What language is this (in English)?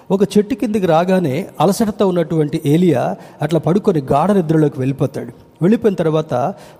Telugu